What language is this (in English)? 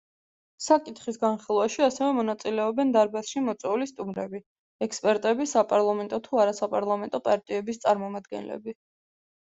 Georgian